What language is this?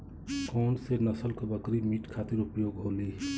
Bhojpuri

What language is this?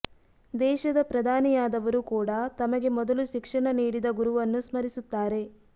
Kannada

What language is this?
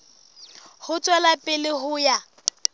Southern Sotho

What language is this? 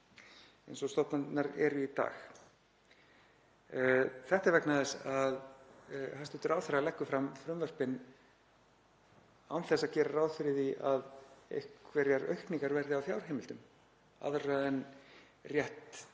Icelandic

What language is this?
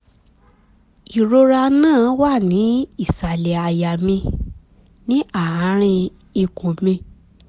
Yoruba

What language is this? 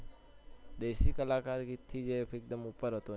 Gujarati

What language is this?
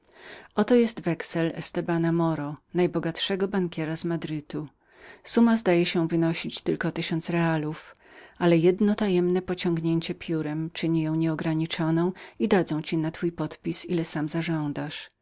Polish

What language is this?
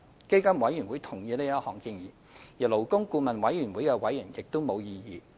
Cantonese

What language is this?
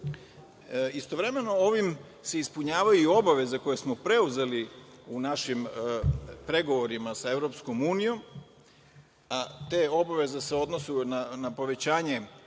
Serbian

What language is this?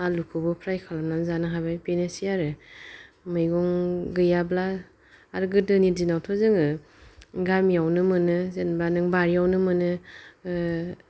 Bodo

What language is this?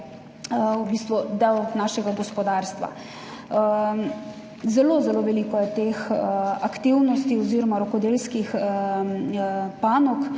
Slovenian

